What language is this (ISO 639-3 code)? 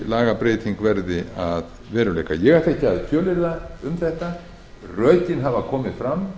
isl